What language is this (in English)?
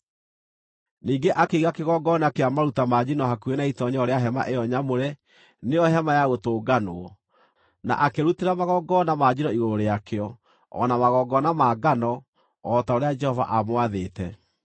Kikuyu